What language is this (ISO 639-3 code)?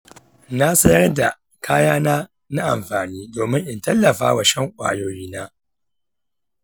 hau